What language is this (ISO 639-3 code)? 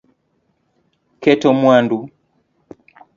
luo